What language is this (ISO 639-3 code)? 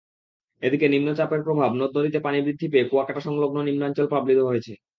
ben